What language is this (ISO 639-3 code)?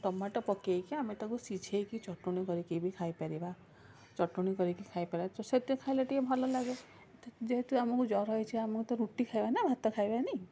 ori